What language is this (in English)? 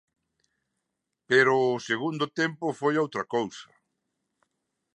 Galician